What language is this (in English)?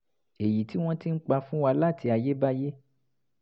Yoruba